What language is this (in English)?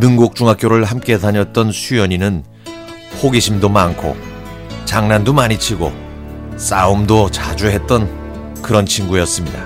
Korean